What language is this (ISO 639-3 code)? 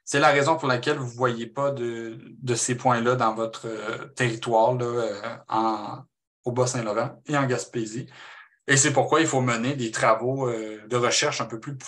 fra